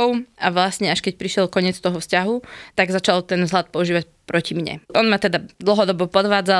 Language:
Slovak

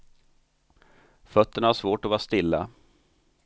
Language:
Swedish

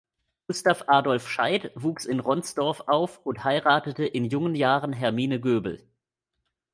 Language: German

